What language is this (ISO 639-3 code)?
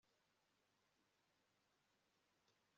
kin